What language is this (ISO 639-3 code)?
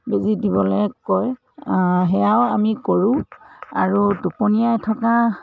asm